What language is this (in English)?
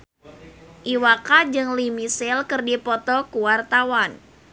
Sundanese